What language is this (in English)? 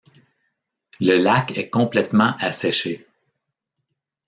French